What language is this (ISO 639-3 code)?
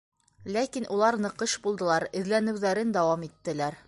bak